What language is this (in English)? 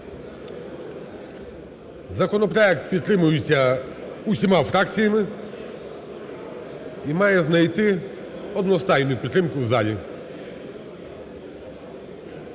Ukrainian